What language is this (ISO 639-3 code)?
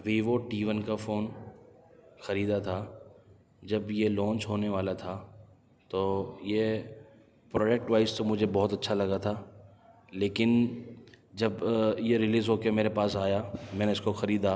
urd